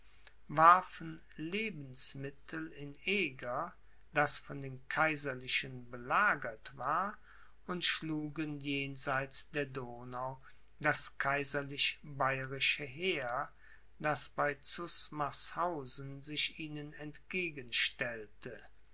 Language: German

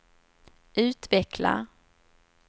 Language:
Swedish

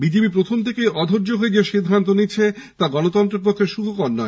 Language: Bangla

